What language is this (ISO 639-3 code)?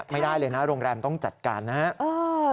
tha